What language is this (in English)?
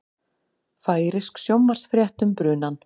Icelandic